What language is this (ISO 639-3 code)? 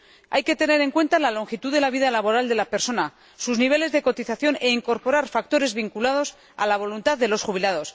spa